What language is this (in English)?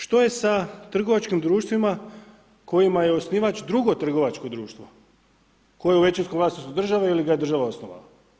Croatian